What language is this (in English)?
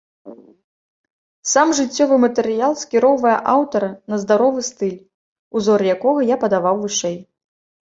Belarusian